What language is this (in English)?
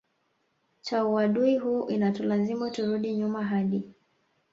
Swahili